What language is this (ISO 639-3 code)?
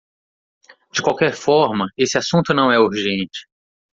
por